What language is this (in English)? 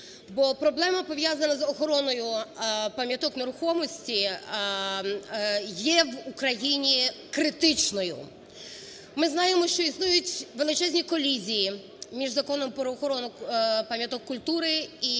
Ukrainian